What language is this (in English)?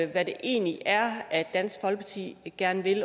Danish